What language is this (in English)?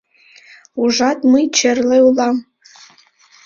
Mari